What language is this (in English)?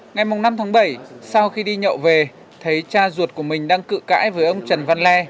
Vietnamese